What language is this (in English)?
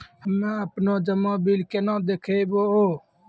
Maithili